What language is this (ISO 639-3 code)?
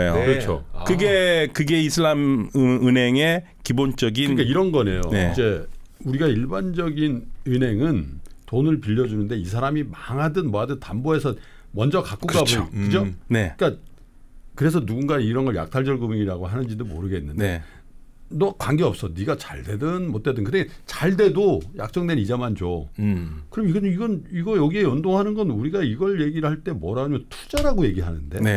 kor